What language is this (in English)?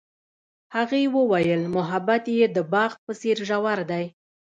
Pashto